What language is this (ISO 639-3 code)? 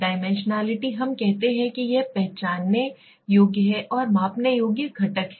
hin